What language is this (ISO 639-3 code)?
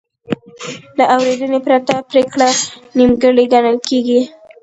pus